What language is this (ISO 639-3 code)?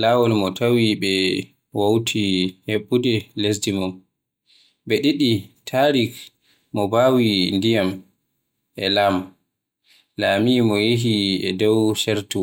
fuh